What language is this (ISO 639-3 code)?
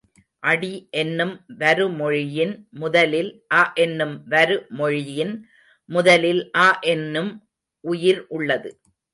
tam